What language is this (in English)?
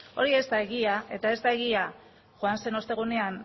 Basque